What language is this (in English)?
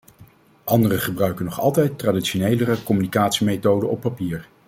Dutch